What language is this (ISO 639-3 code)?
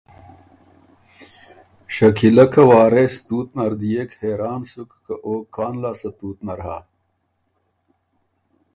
oru